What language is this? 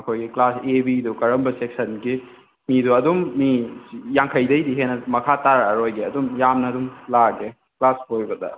Manipuri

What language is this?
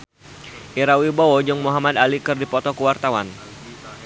Sundanese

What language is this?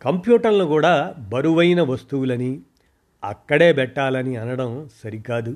Telugu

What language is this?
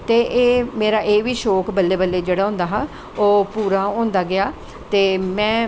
Dogri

